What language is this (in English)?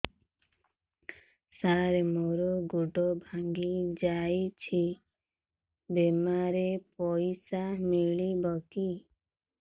Odia